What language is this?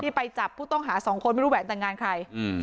Thai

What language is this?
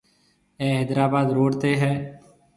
Marwari (Pakistan)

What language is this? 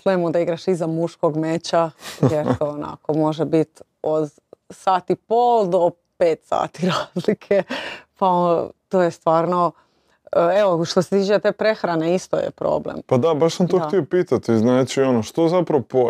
Croatian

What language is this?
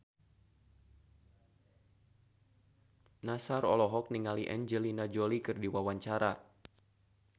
Sundanese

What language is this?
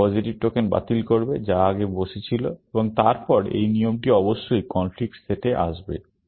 Bangla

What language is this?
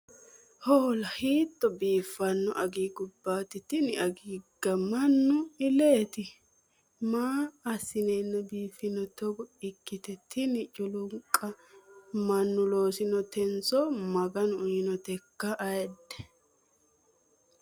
Sidamo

